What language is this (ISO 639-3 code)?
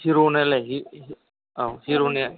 brx